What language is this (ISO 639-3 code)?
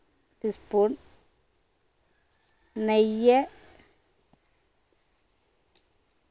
mal